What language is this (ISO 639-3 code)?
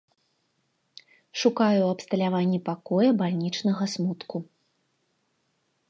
bel